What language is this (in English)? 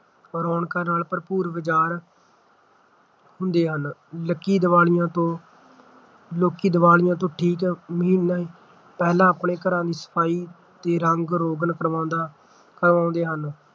Punjabi